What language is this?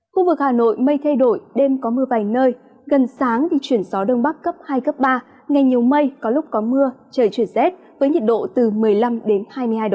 Vietnamese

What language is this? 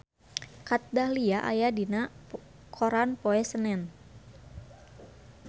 Sundanese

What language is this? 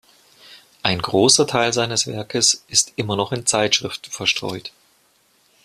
German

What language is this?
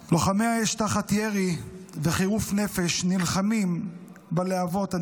Hebrew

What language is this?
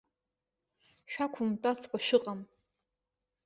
Abkhazian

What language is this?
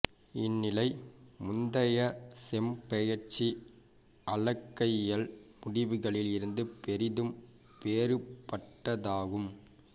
Tamil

